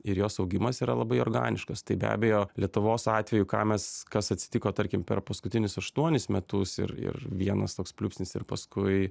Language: Lithuanian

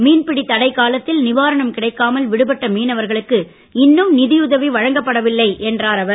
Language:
Tamil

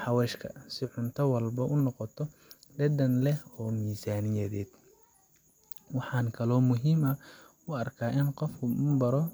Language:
Somali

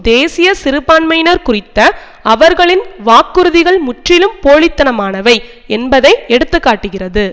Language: Tamil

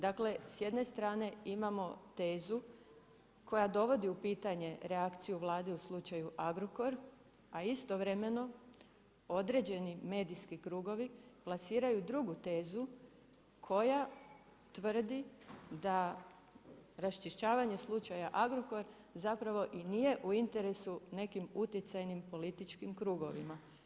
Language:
Croatian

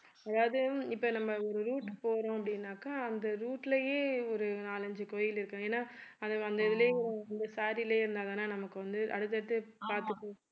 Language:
Tamil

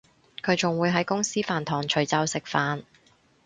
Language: Cantonese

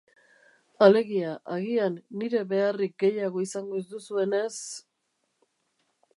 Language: Basque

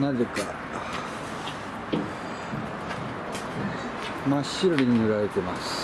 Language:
Japanese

